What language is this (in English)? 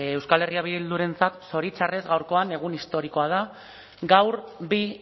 Basque